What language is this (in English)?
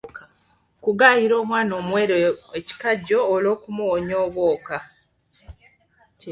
Ganda